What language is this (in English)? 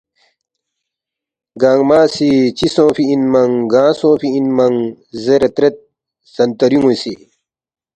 Balti